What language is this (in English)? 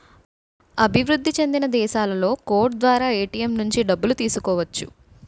Telugu